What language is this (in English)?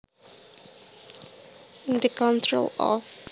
Javanese